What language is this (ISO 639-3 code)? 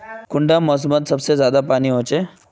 mag